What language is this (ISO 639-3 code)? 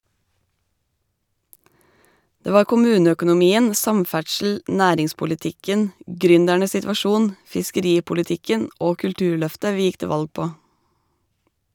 nor